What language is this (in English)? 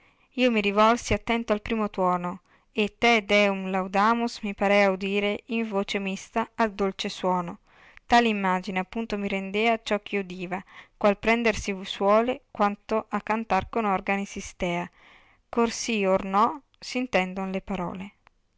Italian